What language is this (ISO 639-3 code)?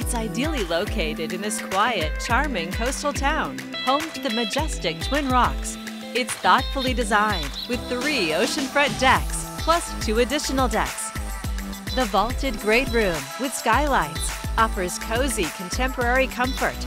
eng